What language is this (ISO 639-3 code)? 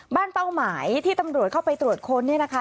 tha